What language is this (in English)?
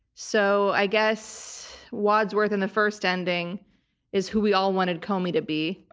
English